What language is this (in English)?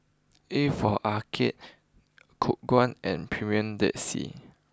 English